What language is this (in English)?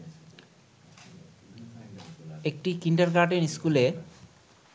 Bangla